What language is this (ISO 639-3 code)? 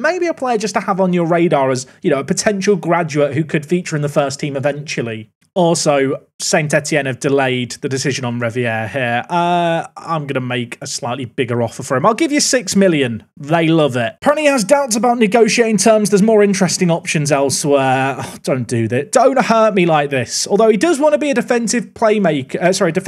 eng